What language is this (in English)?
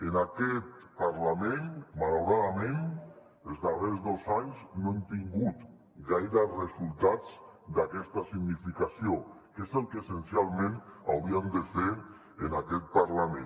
Catalan